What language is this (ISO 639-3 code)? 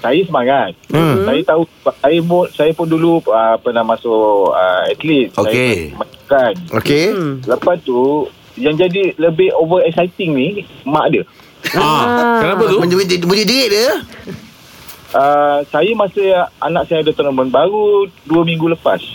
msa